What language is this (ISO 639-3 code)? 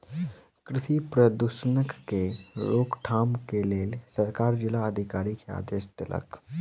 mai